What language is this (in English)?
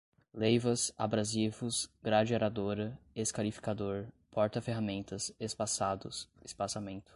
Portuguese